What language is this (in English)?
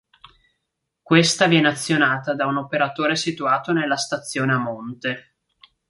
Italian